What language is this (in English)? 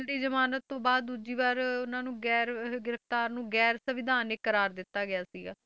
Punjabi